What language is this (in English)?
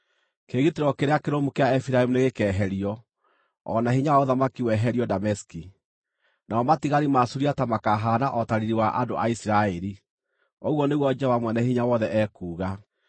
Kikuyu